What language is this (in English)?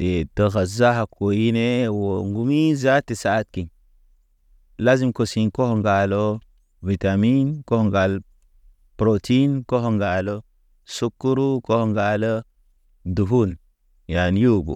Naba